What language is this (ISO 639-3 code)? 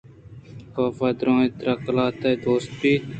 bgp